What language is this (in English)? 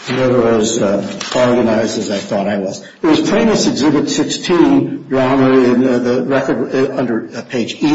English